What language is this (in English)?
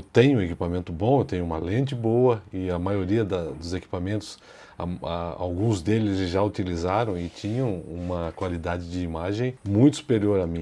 Portuguese